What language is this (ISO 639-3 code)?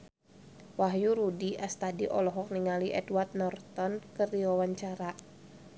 sun